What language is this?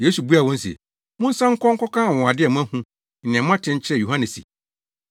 Akan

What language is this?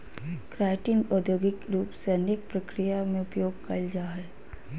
Magahi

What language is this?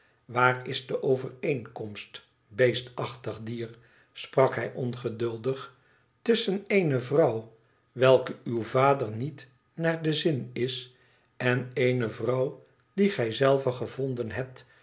Dutch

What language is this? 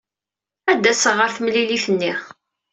Kabyle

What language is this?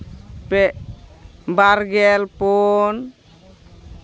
Santali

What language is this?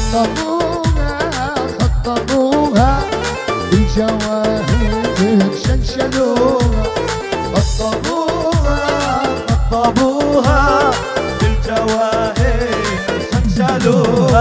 Arabic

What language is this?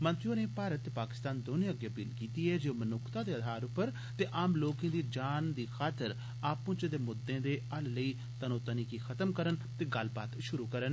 Dogri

